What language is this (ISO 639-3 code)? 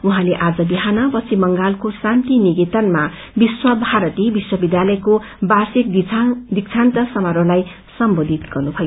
nep